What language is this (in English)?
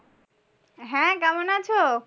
Bangla